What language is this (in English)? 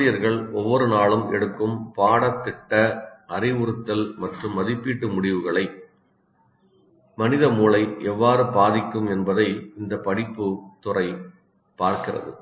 Tamil